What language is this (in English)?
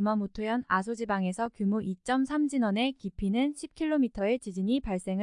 Korean